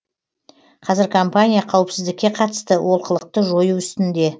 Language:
Kazakh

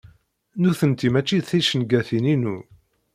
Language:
Kabyle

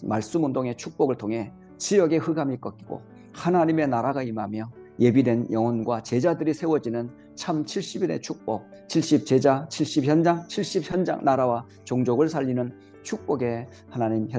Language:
Korean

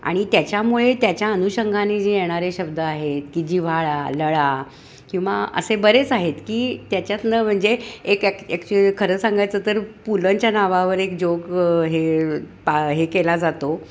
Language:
Marathi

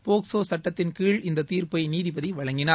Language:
Tamil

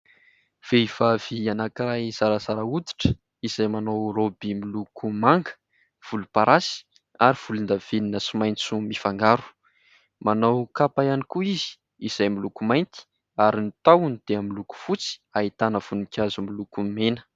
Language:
Malagasy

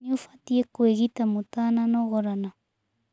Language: Kikuyu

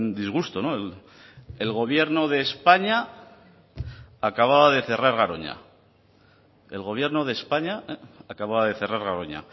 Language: Spanish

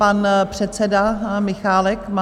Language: Czech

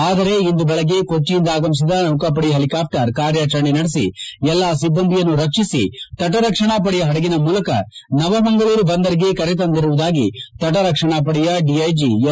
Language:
Kannada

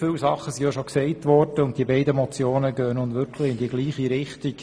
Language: Swiss German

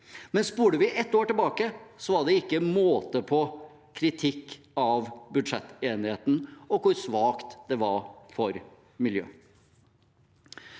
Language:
Norwegian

